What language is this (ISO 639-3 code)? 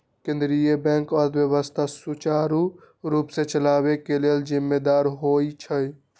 mag